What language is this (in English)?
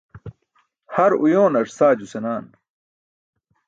Burushaski